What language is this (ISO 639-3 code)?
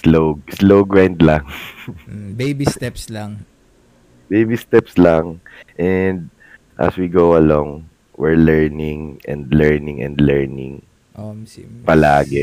fil